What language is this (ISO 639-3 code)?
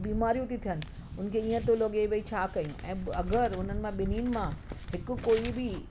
snd